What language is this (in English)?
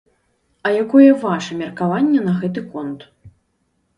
Belarusian